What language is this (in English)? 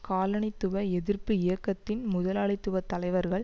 Tamil